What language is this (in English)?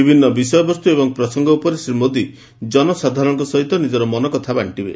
Odia